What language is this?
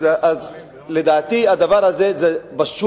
Hebrew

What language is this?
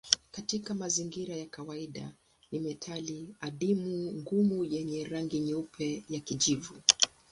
Swahili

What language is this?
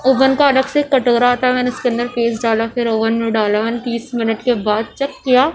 Urdu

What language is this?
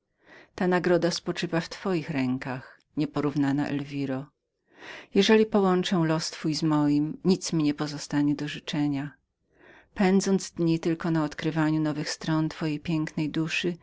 Polish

